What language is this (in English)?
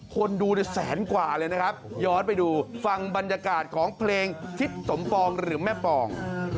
Thai